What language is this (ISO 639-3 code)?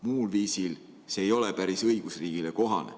est